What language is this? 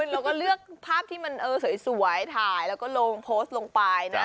Thai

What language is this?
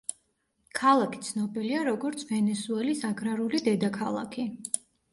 Georgian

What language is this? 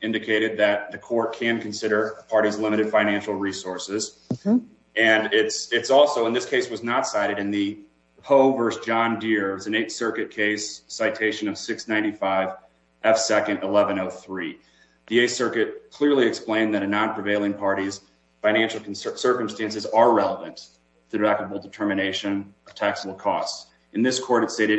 English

